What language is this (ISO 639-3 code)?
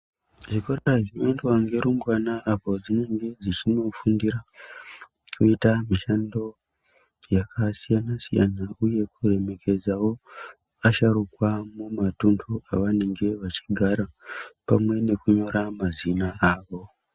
ndc